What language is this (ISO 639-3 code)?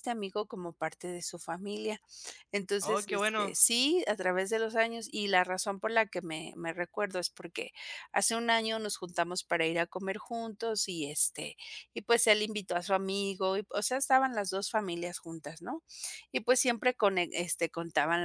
spa